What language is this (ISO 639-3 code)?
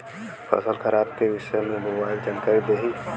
bho